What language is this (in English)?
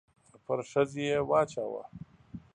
Pashto